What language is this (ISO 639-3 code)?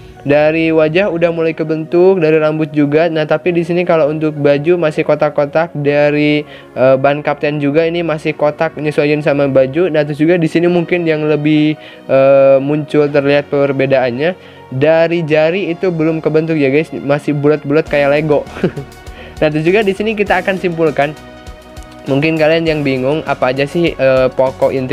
ind